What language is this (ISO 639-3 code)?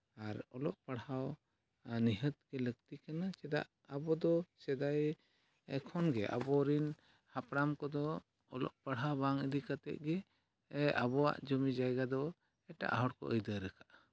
sat